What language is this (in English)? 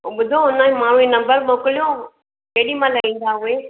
Sindhi